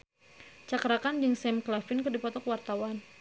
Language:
Sundanese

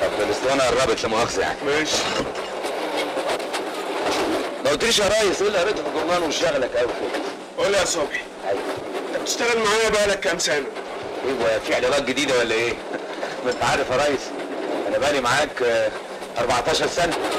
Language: Arabic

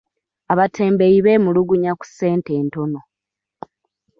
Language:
Ganda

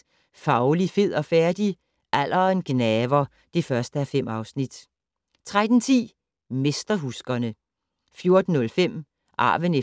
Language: Danish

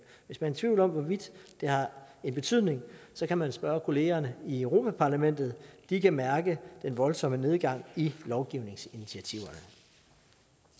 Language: Danish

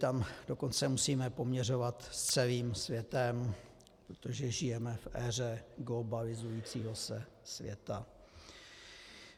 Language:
Czech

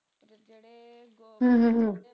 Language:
Punjabi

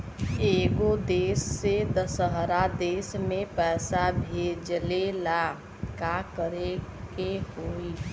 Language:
Bhojpuri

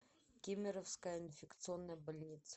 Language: Russian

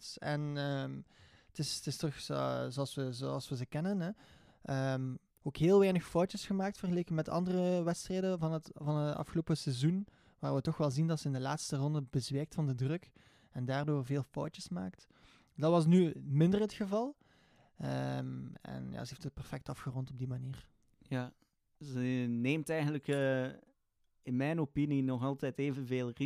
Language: Dutch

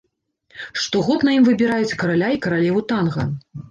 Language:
Belarusian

